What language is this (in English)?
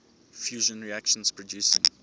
English